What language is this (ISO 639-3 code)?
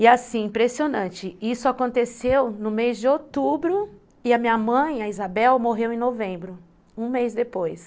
por